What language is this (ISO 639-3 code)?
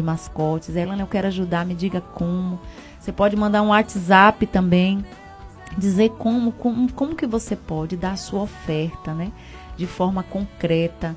por